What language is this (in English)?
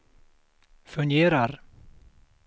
Swedish